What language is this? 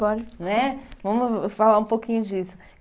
Portuguese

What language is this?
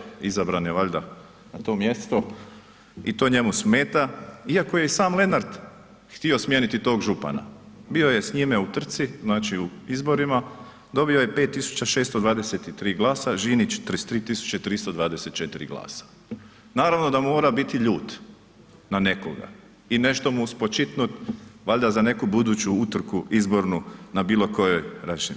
Croatian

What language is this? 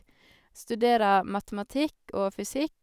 Norwegian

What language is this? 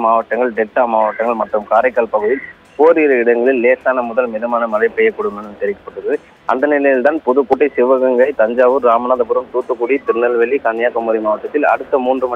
Thai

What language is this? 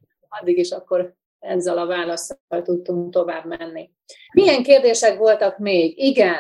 Hungarian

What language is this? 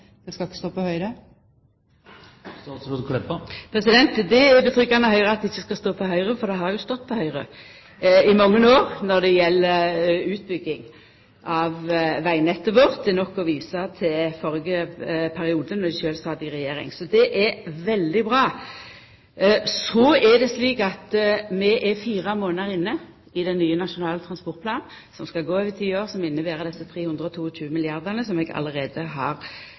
Norwegian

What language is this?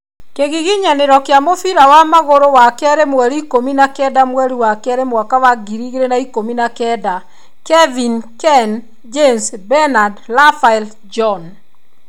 Kikuyu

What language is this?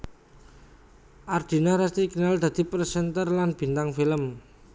Javanese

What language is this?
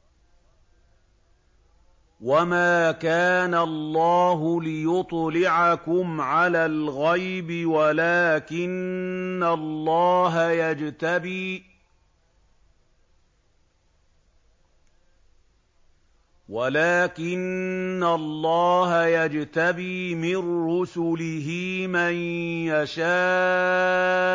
Arabic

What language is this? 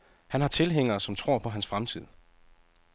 Danish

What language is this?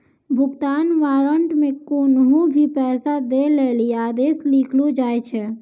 Maithili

